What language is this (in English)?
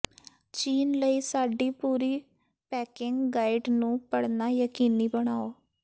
Punjabi